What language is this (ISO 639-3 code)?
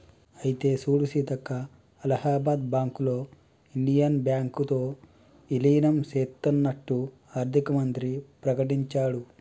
tel